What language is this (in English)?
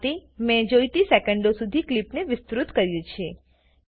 Gujarati